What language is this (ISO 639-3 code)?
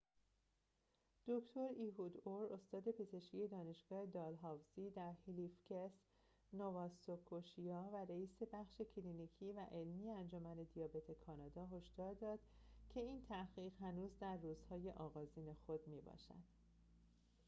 fas